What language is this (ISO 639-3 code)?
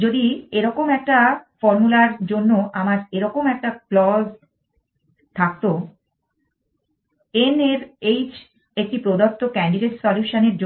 ben